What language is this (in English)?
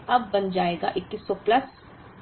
Hindi